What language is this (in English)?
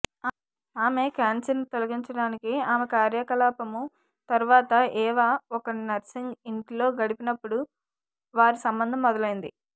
Telugu